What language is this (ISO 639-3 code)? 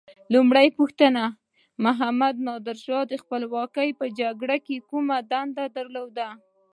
pus